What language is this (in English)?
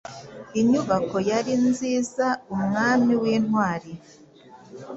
Kinyarwanda